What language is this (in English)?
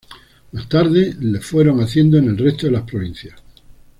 Spanish